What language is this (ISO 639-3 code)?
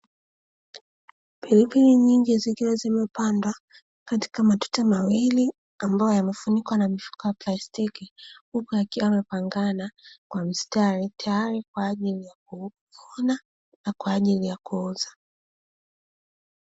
swa